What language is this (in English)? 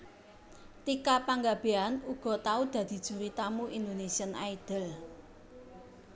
Javanese